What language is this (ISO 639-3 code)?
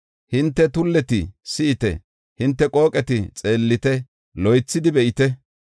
gof